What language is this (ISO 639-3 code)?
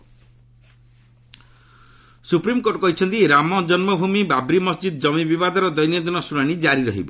ori